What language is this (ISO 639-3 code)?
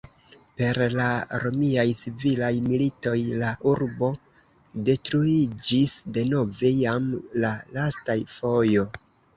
epo